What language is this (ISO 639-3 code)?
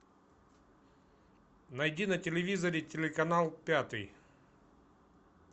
rus